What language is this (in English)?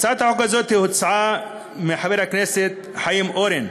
Hebrew